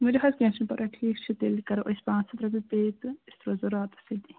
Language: Kashmiri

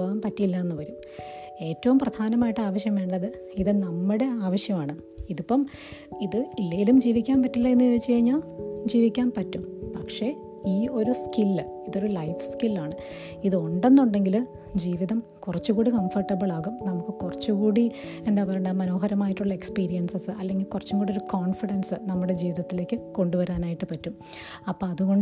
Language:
Malayalam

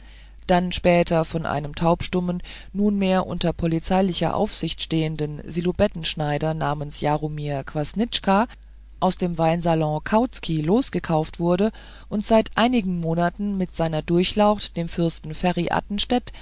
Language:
German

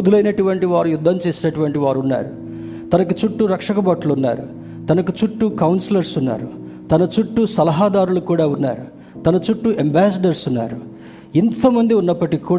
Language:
Telugu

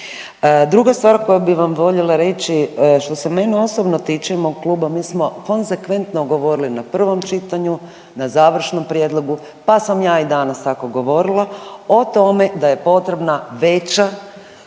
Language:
Croatian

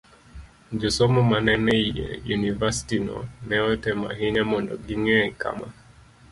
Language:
Luo (Kenya and Tanzania)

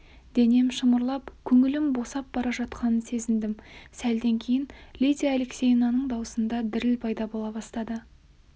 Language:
Kazakh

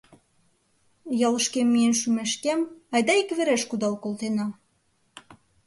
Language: Mari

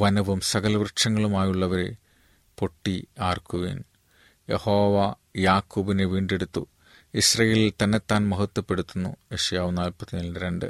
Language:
Malayalam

